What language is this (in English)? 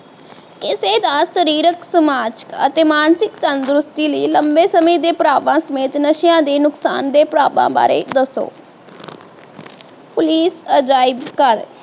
Punjabi